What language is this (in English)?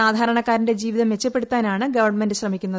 Malayalam